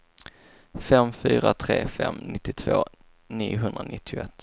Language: Swedish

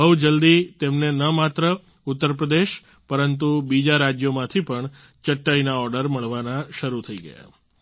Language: Gujarati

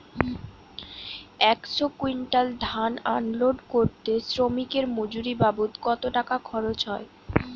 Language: Bangla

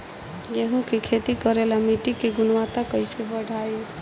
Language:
Bhojpuri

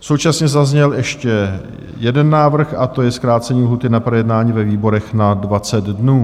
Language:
Czech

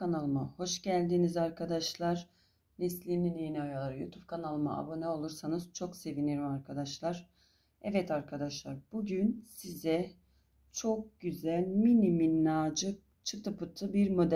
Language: Turkish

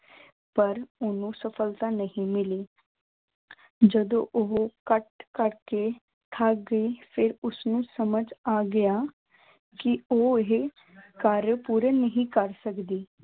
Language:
Punjabi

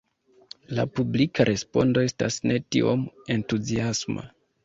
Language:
Esperanto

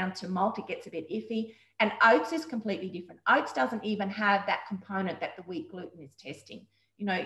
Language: English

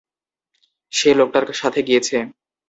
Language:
Bangla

